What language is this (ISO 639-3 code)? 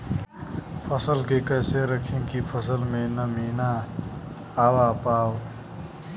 bho